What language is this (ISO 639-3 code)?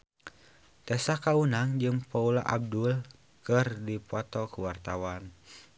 sun